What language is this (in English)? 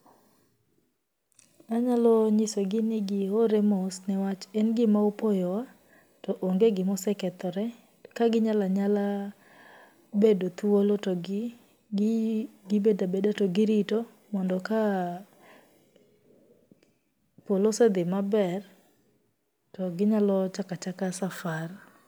Luo (Kenya and Tanzania)